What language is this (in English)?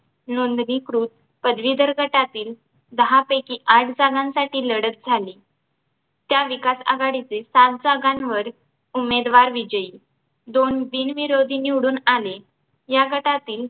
Marathi